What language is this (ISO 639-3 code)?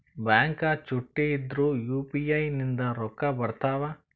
kan